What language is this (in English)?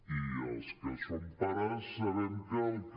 Catalan